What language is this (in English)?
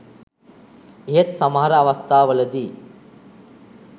Sinhala